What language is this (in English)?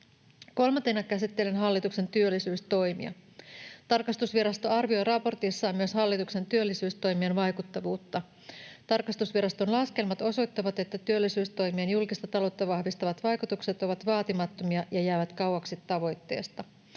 Finnish